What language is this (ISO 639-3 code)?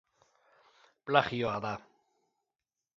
eus